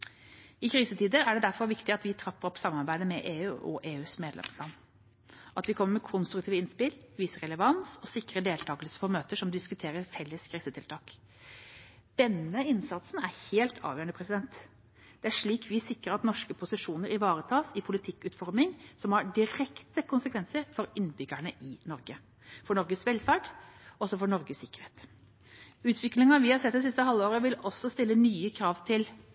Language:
Norwegian Bokmål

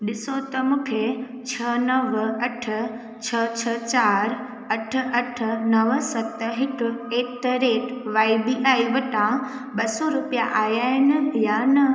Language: Sindhi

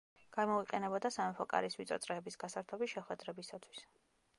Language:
Georgian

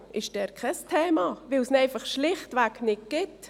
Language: Swiss German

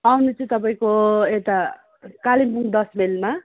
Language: Nepali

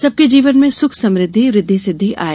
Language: Hindi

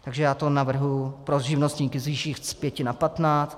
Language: Czech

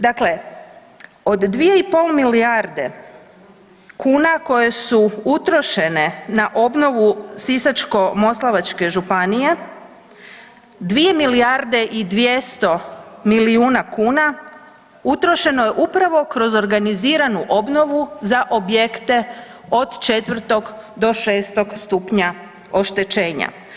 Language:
Croatian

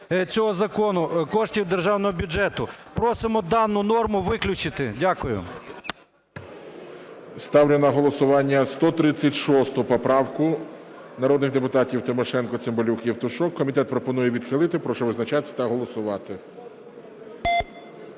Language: Ukrainian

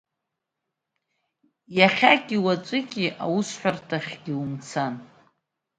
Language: Abkhazian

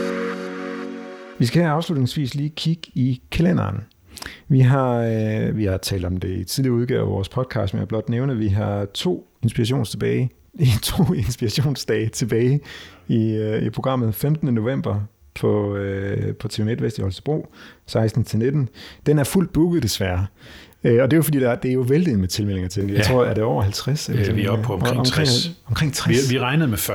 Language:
Danish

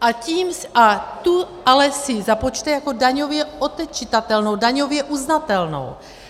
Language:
Czech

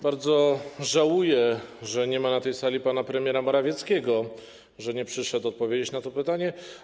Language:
Polish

